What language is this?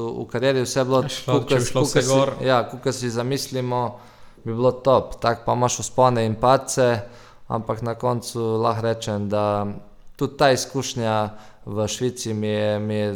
Croatian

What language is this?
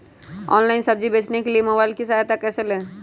Magahi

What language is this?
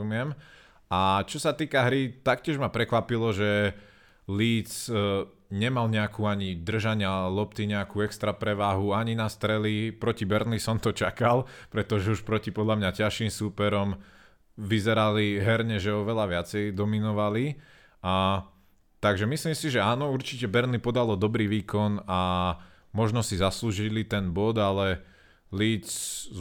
Slovak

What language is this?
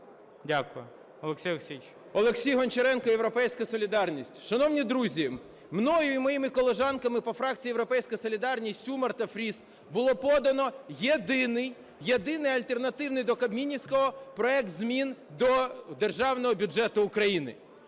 Ukrainian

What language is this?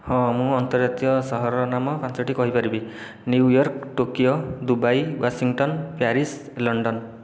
Odia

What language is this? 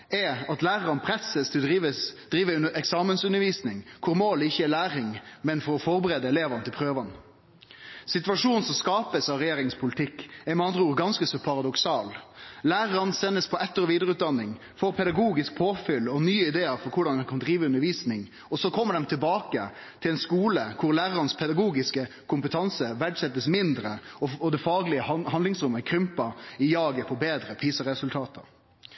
Norwegian Nynorsk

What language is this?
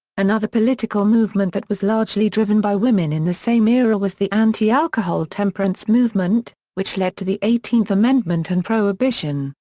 English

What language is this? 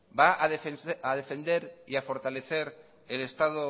Spanish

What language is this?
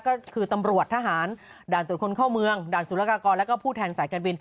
Thai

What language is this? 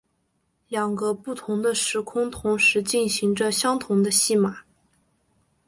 Chinese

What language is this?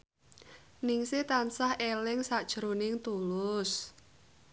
Javanese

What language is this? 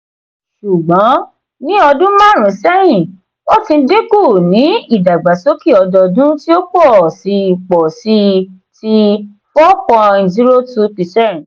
Yoruba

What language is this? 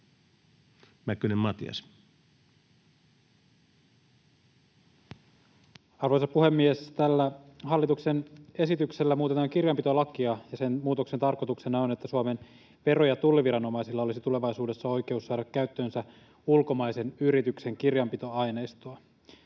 Finnish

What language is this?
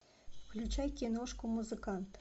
Russian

